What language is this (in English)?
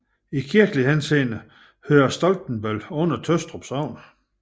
Danish